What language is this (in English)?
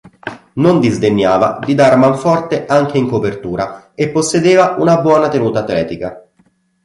Italian